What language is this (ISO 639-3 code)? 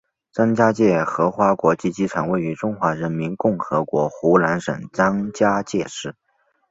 zho